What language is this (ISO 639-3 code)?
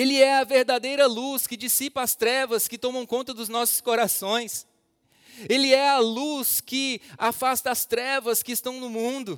por